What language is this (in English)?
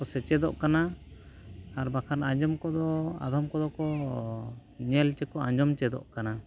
Santali